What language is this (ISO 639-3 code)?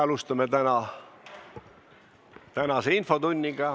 est